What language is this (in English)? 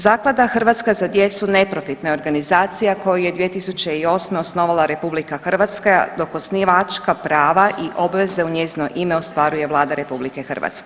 Croatian